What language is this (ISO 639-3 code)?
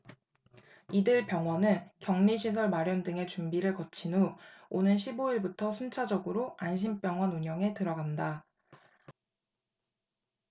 kor